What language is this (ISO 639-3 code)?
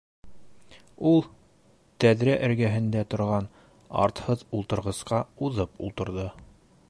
bak